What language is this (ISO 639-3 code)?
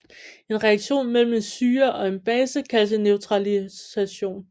dan